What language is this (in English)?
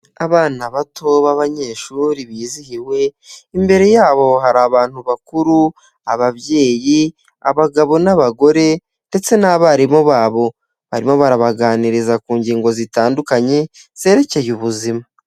Kinyarwanda